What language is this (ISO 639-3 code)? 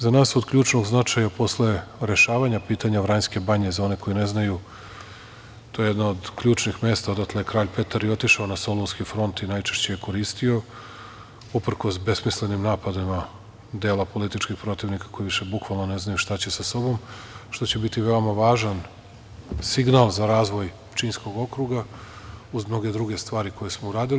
srp